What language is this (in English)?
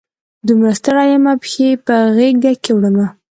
Pashto